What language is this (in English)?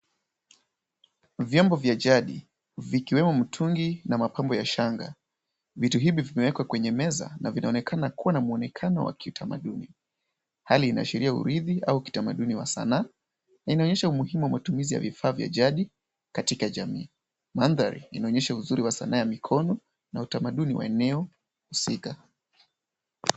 Swahili